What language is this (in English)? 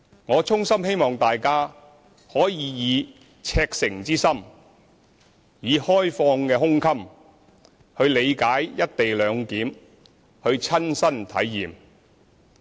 Cantonese